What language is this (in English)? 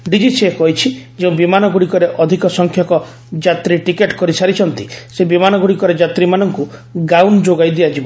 Odia